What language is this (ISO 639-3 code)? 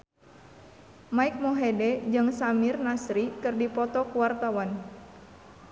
sun